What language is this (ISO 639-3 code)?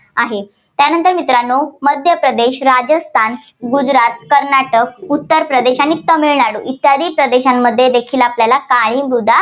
mar